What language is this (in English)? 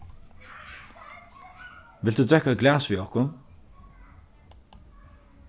Faroese